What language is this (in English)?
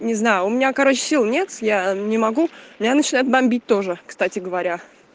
Russian